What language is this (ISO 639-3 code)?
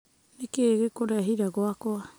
kik